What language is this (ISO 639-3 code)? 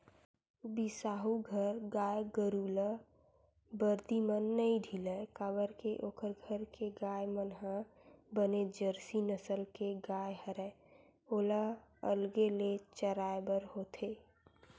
hne